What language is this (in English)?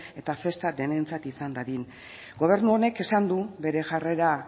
Basque